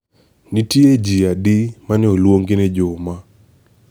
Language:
Luo (Kenya and Tanzania)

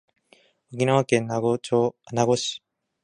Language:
Japanese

